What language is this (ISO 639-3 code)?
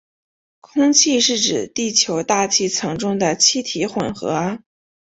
zho